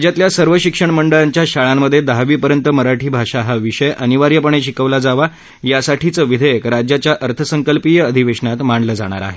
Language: Marathi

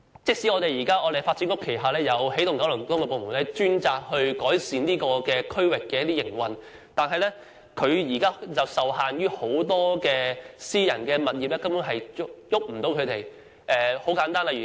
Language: Cantonese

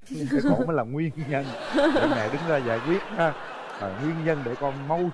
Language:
Vietnamese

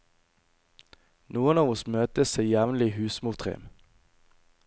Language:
Norwegian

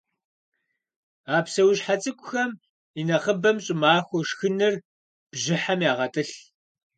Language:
Kabardian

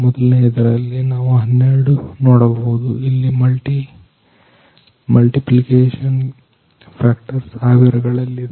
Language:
Kannada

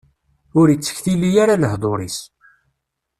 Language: Kabyle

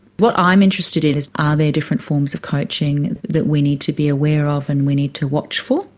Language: English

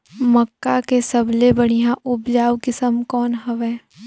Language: Chhattisgarhi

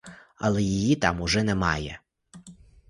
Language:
Ukrainian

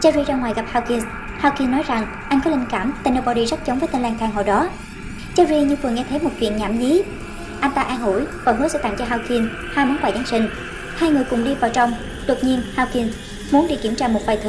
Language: Vietnamese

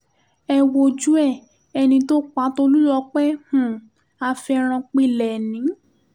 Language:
Yoruba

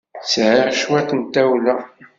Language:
Kabyle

